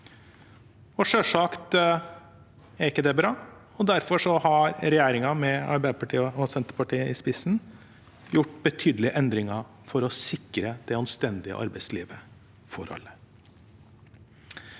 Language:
Norwegian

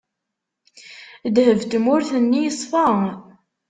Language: Kabyle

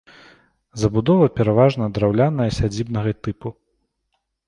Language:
Belarusian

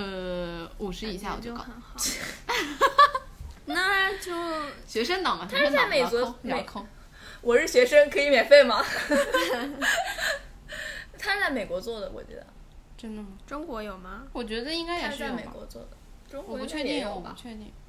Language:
Chinese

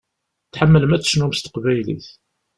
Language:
Kabyle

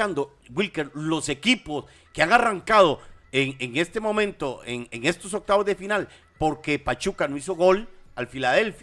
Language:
Spanish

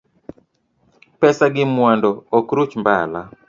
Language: Luo (Kenya and Tanzania)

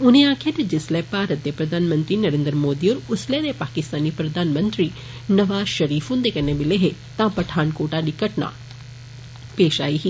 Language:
Dogri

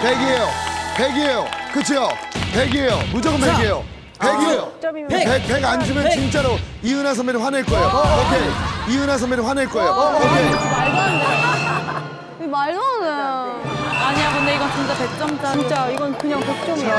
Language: Korean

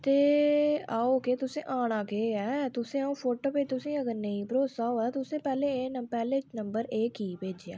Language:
Dogri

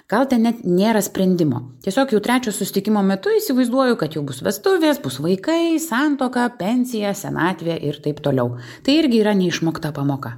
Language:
Lithuanian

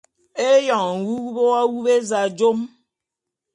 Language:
Bulu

